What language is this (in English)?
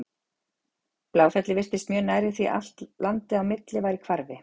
Icelandic